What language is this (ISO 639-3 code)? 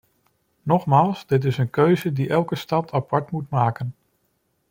nld